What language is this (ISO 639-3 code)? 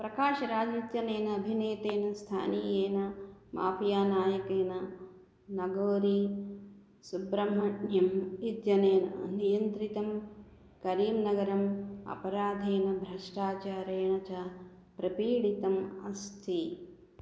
san